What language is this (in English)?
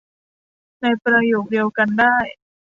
Thai